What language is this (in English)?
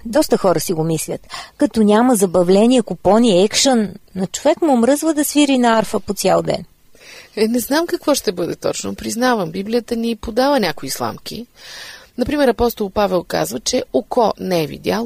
Bulgarian